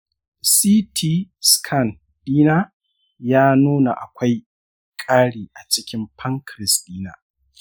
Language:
Hausa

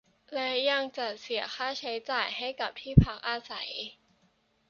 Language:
Thai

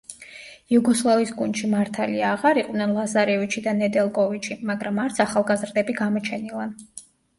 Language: Georgian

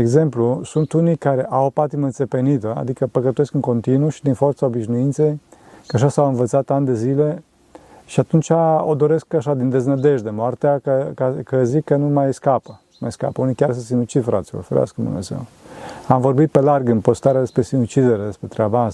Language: Romanian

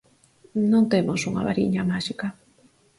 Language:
Galician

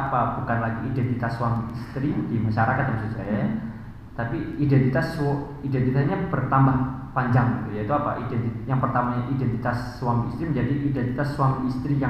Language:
Indonesian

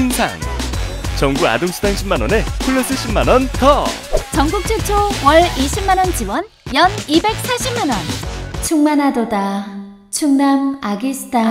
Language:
Korean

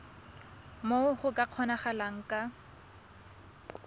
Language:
Tswana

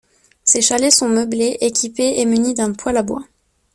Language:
French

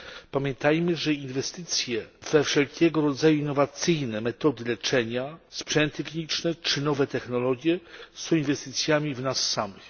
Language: Polish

